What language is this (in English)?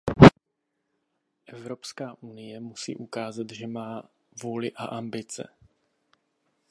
Czech